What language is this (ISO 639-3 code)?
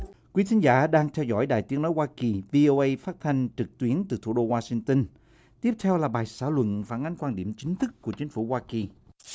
vie